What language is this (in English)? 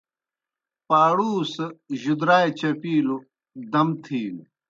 Kohistani Shina